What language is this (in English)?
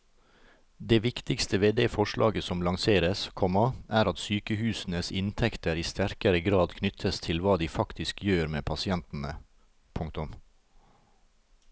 Norwegian